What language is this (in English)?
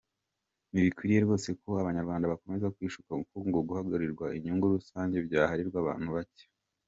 Kinyarwanda